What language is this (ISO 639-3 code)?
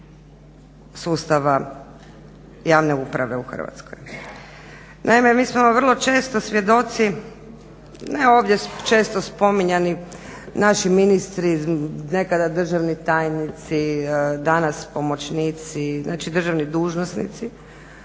hrv